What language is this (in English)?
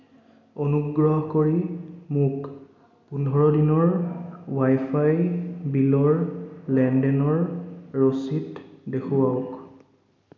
Assamese